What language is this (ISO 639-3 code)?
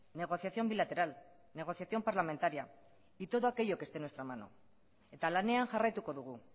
spa